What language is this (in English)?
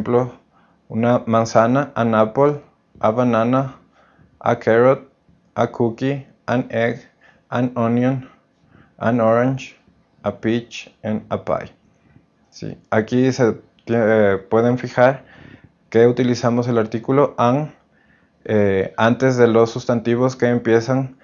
Spanish